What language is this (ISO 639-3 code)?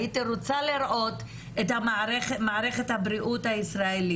heb